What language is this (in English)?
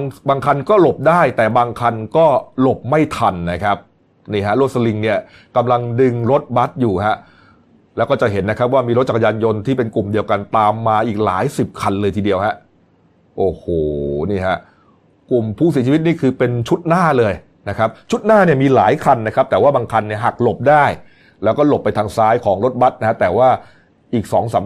Thai